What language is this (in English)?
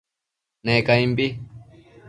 Matsés